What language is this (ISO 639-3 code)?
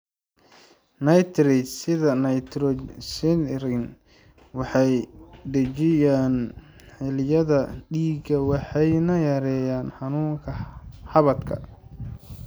som